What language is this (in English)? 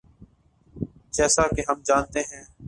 Urdu